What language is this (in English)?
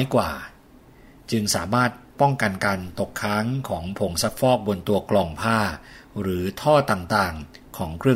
Thai